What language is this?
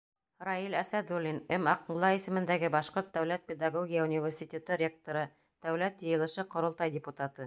Bashkir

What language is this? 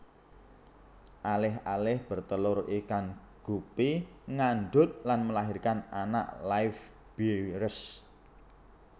Javanese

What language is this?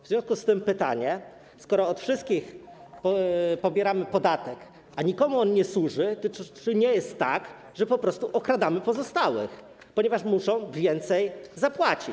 Polish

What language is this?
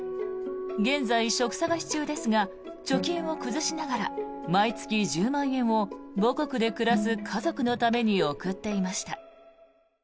Japanese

